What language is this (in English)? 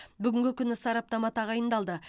Kazakh